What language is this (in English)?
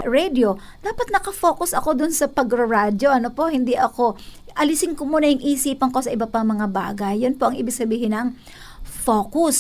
Filipino